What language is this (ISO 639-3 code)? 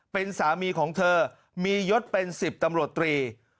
tha